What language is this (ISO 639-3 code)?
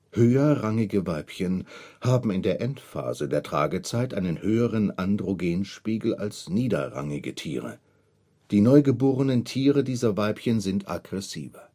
deu